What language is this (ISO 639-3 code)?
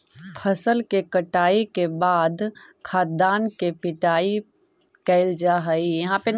mag